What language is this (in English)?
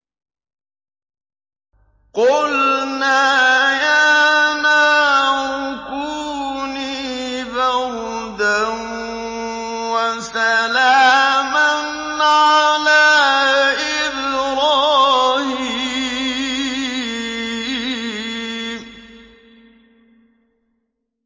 Arabic